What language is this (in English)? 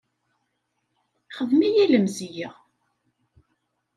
Kabyle